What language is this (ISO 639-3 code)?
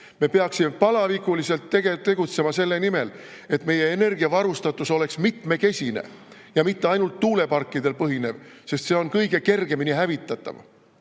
est